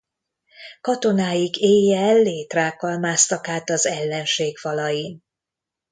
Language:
Hungarian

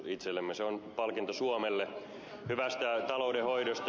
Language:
Finnish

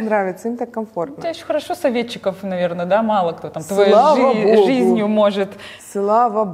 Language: Russian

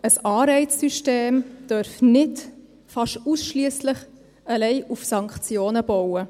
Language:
Swiss German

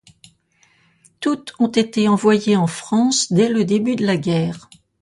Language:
French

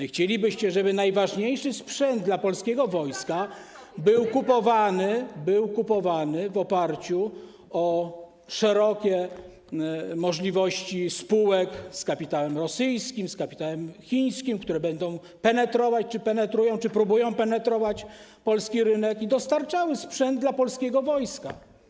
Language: Polish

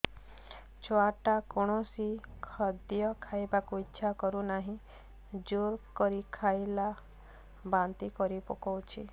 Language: Odia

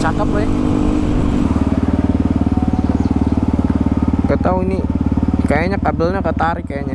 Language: Indonesian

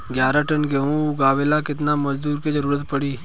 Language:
Bhojpuri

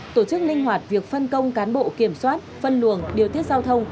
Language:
Vietnamese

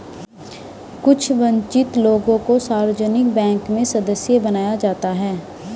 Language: Hindi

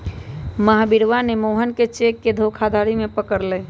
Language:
Magahi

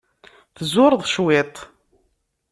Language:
Kabyle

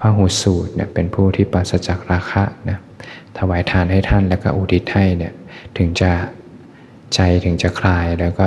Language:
Thai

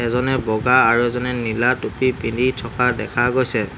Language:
Assamese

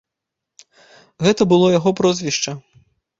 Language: Belarusian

